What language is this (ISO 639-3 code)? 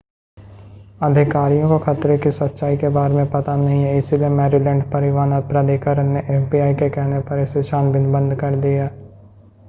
hin